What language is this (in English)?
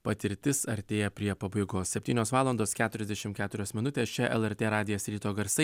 Lithuanian